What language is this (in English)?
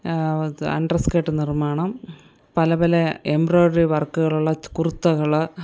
Malayalam